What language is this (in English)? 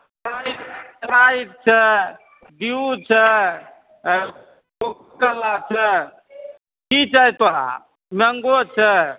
Maithili